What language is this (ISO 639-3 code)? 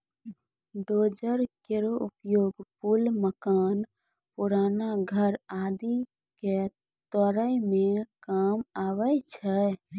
mai